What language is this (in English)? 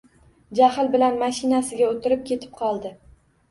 Uzbek